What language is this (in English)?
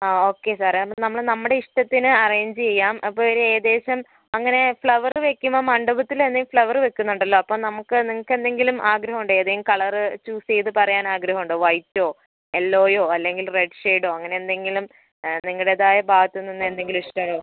Malayalam